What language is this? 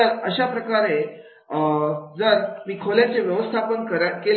Marathi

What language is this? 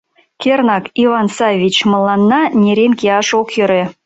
Mari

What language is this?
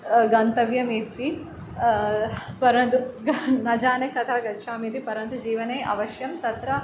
Sanskrit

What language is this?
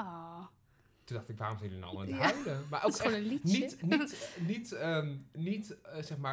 Dutch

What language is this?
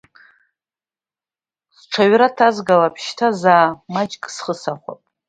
Abkhazian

